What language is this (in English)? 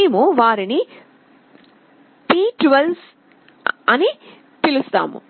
Telugu